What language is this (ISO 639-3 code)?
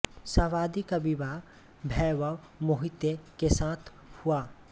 hin